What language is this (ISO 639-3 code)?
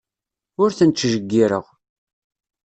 kab